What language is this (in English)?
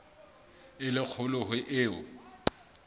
Southern Sotho